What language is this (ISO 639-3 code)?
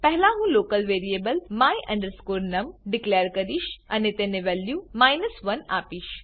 guj